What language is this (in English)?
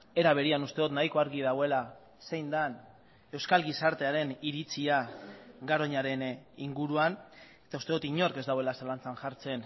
Basque